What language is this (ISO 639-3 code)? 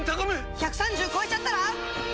jpn